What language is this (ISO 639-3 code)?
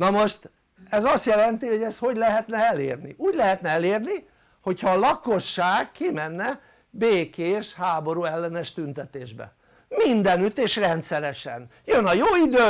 hun